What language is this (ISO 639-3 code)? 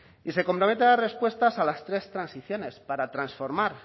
spa